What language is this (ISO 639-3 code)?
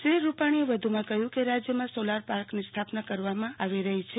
guj